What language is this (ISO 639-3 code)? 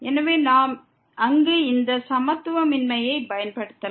tam